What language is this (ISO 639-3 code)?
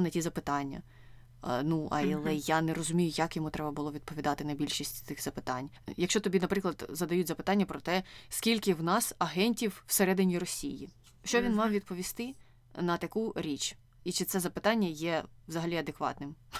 ukr